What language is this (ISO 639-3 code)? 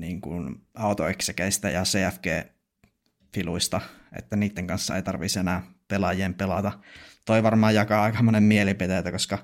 fin